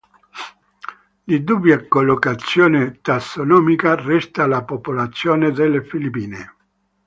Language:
Italian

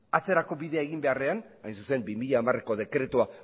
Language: Basque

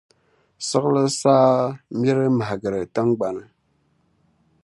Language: Dagbani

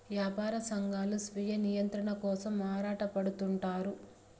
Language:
Telugu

